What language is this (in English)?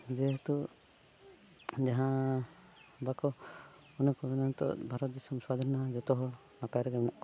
Santali